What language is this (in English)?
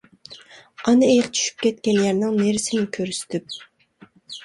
Uyghur